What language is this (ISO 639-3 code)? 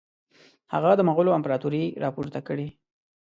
pus